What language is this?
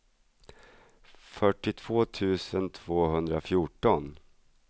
Swedish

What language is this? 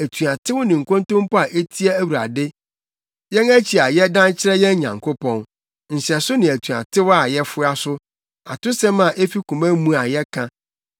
Akan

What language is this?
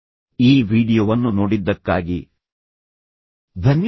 Kannada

